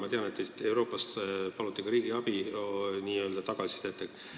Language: Estonian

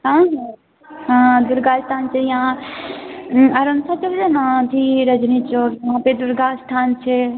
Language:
Maithili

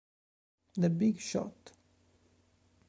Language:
Italian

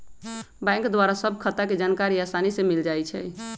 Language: Magahi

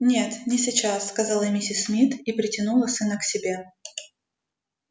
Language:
Russian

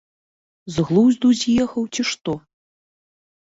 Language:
Belarusian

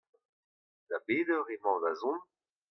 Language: Breton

